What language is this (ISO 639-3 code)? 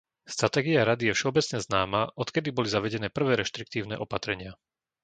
slk